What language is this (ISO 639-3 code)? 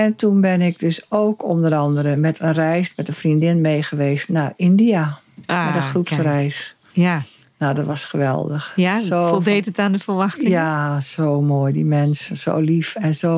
nld